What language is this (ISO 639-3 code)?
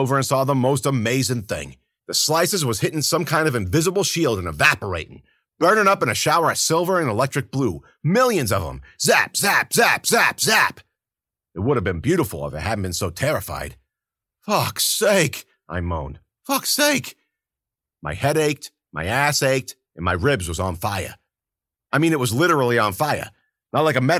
eng